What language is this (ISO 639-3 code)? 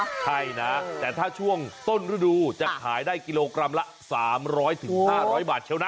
tha